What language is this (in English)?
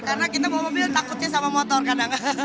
Indonesian